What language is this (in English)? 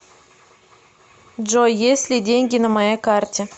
Russian